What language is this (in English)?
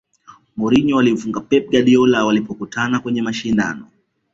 Swahili